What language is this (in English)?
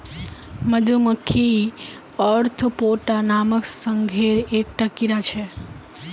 Magahi